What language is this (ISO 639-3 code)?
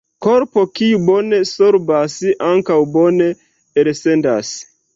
epo